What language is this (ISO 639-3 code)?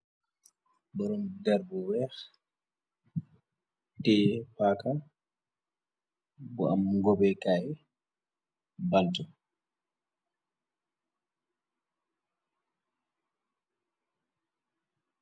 wol